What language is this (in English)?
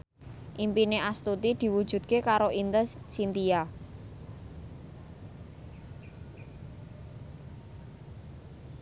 Javanese